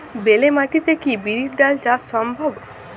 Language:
Bangla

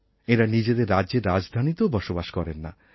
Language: Bangla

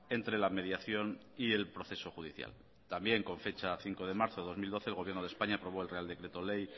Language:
Spanish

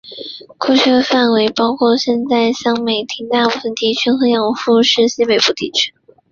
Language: Chinese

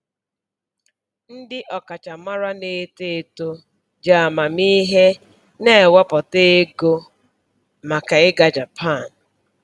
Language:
Igbo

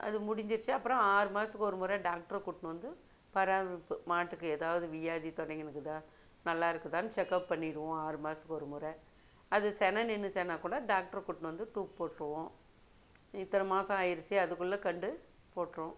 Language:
Tamil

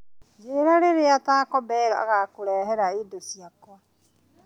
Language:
Kikuyu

